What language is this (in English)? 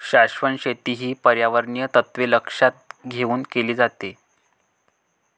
Marathi